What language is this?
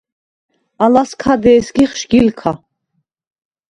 Svan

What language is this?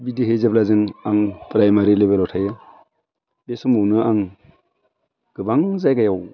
Bodo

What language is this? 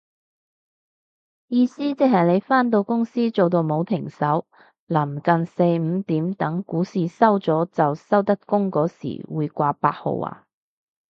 Cantonese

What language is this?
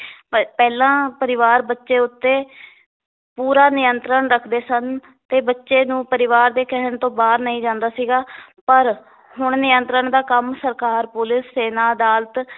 Punjabi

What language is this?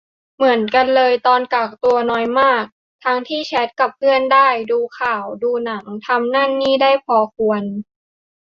Thai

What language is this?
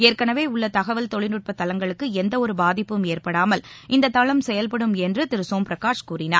Tamil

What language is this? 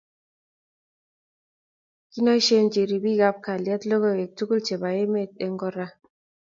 Kalenjin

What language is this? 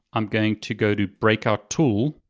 English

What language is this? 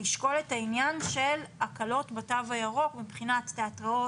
Hebrew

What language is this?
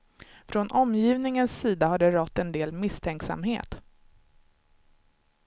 Swedish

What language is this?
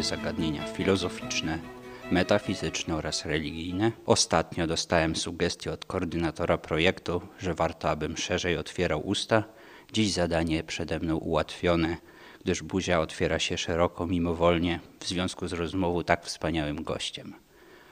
Polish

